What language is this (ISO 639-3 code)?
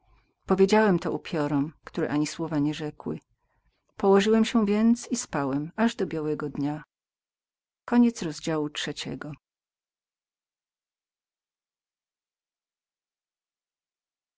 pol